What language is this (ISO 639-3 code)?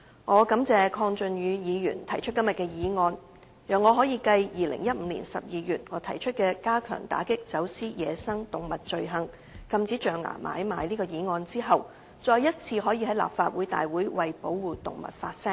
yue